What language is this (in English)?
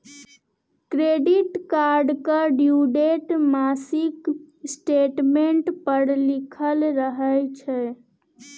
Maithili